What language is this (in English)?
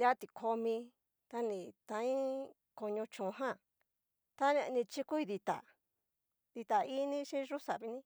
Cacaloxtepec Mixtec